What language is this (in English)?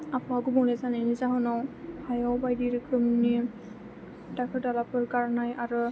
Bodo